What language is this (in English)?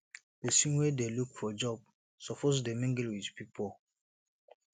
Nigerian Pidgin